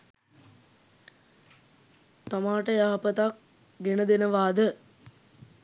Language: Sinhala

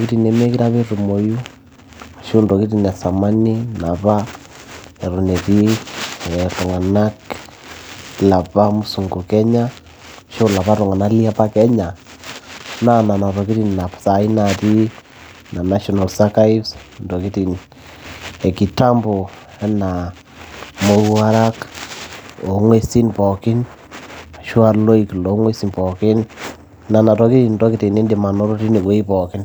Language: Masai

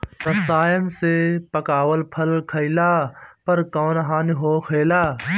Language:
Bhojpuri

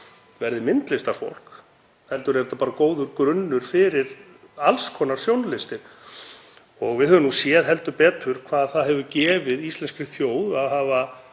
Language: Icelandic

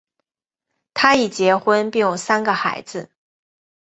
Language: Chinese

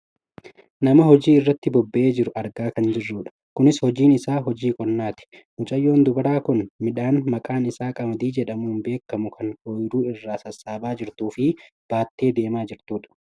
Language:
Oromo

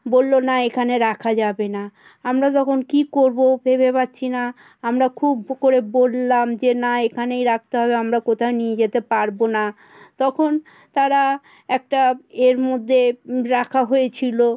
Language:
Bangla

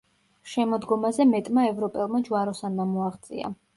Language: Georgian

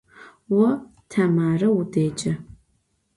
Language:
Adyghe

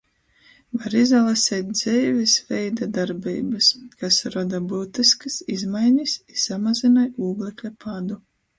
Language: Latgalian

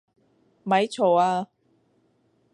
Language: Cantonese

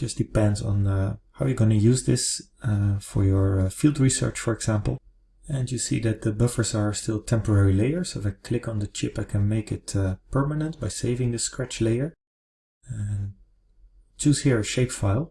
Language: English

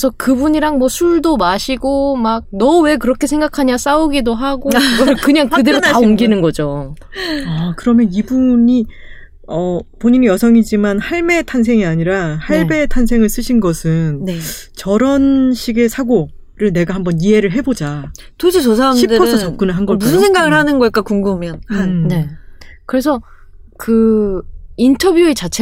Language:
Korean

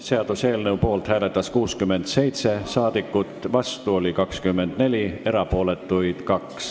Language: Estonian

